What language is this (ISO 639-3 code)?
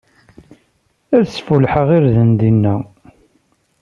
kab